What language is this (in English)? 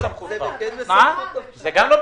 Hebrew